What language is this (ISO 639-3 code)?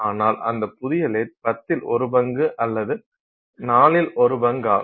tam